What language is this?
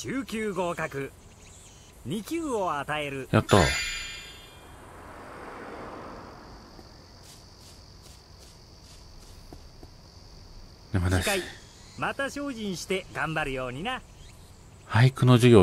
Japanese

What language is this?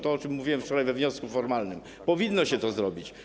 Polish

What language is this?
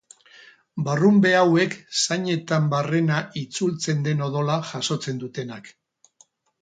Basque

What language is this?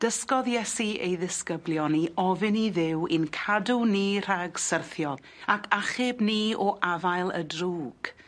Welsh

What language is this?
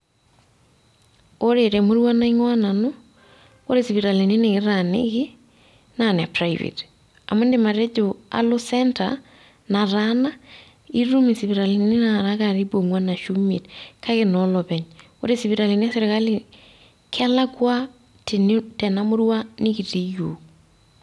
Masai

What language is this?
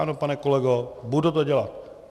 Czech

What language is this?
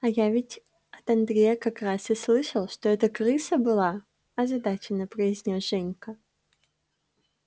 Russian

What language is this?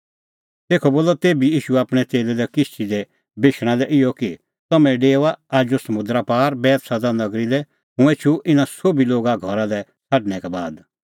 Kullu Pahari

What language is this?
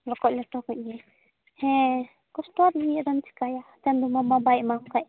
Santali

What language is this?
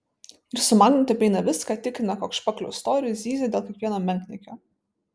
Lithuanian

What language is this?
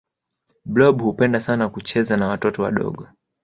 Swahili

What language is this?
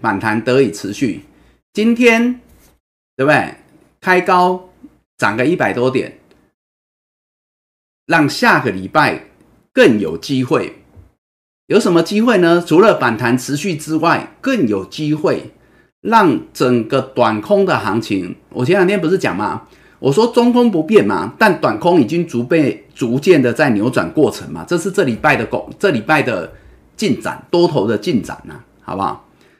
Chinese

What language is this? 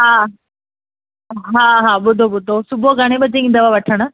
Sindhi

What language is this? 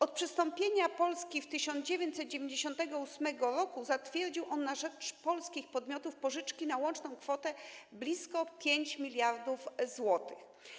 Polish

